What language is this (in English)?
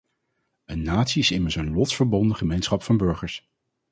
Dutch